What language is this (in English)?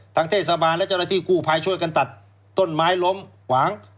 Thai